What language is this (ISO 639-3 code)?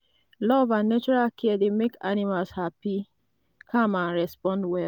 pcm